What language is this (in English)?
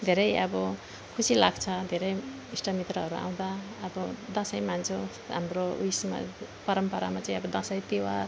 Nepali